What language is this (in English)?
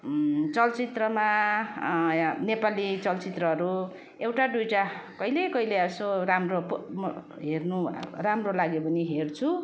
Nepali